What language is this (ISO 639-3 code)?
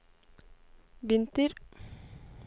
nor